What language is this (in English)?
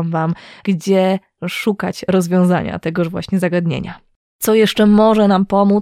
Polish